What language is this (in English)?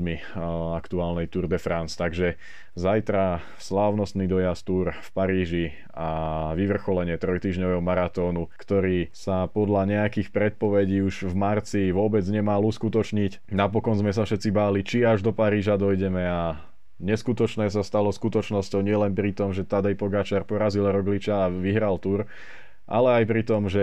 Slovak